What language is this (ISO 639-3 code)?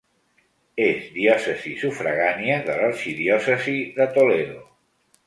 cat